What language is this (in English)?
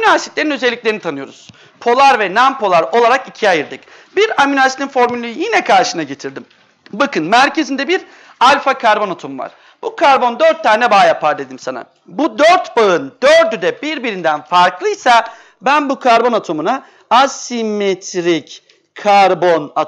Turkish